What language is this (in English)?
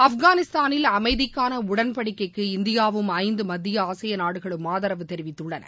Tamil